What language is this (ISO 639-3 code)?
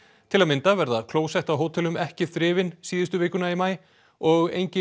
isl